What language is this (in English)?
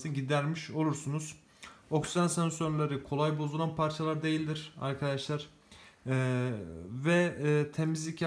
Turkish